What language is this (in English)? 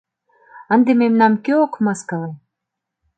Mari